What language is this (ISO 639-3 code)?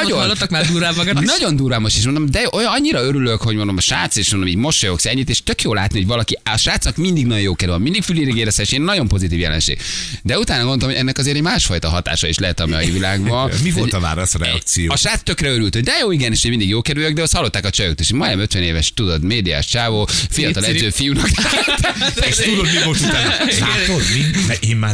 hun